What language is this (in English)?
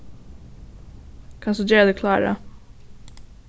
Faroese